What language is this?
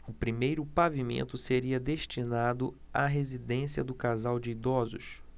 Portuguese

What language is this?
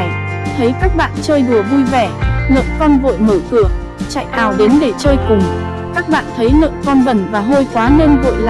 Vietnamese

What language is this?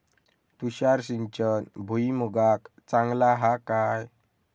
Marathi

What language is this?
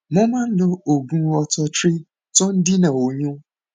Yoruba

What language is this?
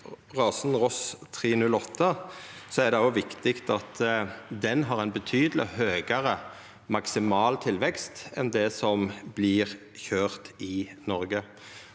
Norwegian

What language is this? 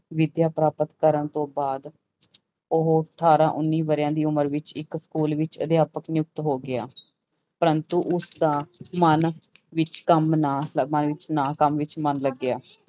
Punjabi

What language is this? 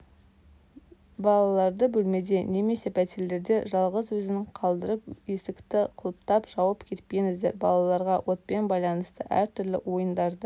Kazakh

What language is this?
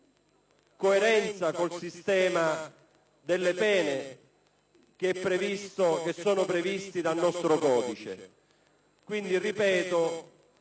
Italian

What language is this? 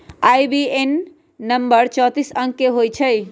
Magahi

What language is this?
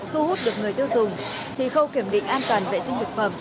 Vietnamese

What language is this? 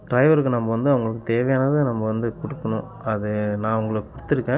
Tamil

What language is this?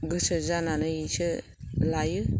Bodo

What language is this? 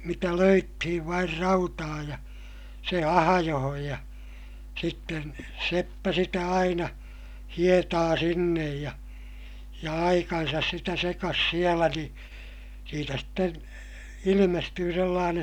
Finnish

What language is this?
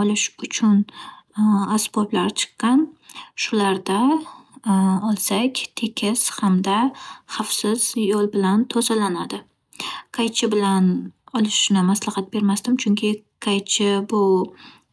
Uzbek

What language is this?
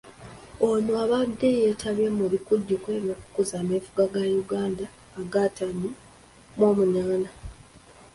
Ganda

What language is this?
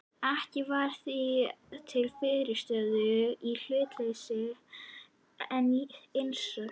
Icelandic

